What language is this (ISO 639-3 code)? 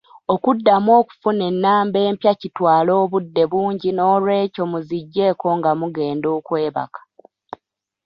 lug